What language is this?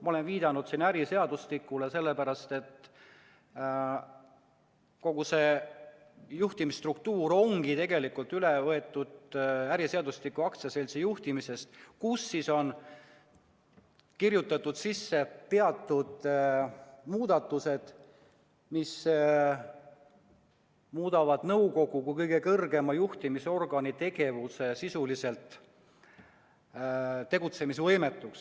Estonian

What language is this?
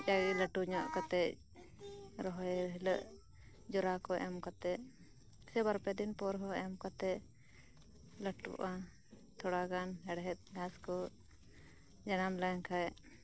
Santali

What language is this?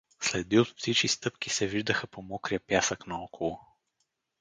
Bulgarian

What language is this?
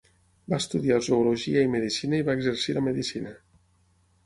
Catalan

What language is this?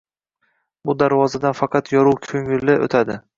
Uzbek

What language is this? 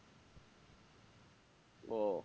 Bangla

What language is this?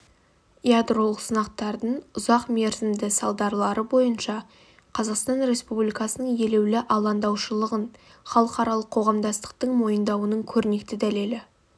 Kazakh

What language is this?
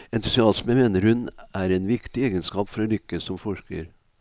Norwegian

